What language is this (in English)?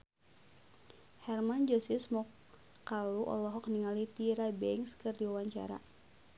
Sundanese